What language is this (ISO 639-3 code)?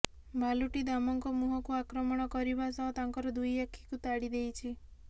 ori